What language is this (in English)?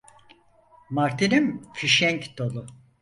Turkish